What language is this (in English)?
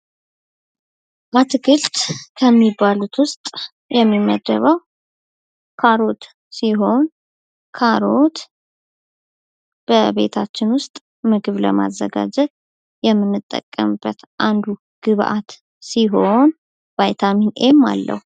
Amharic